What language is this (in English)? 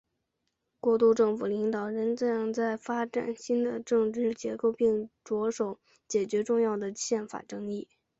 Chinese